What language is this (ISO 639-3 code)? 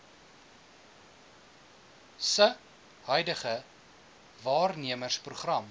afr